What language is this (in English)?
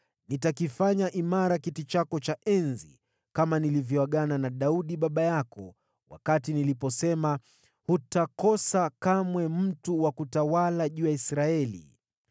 Swahili